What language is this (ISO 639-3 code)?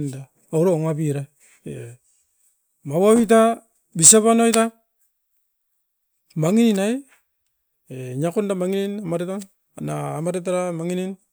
eiv